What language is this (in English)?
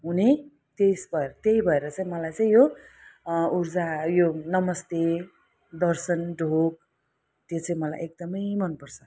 Nepali